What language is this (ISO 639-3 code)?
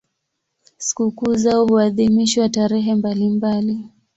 swa